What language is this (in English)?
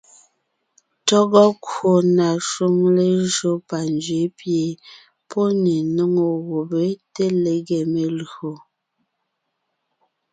Ngiemboon